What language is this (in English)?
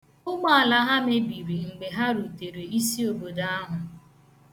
Igbo